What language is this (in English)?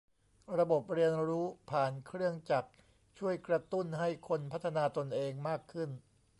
Thai